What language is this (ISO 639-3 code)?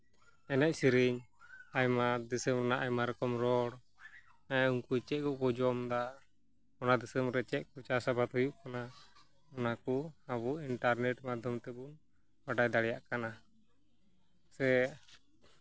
sat